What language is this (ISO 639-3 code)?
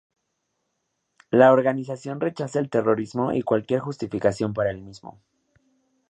spa